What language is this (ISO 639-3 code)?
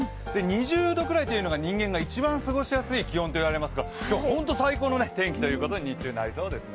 jpn